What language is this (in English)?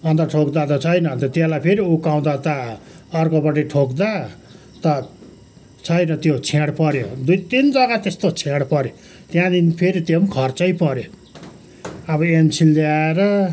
Nepali